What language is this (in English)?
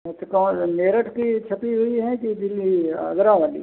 Hindi